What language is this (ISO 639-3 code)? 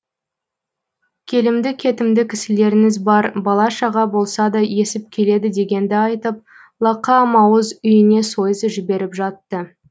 kaz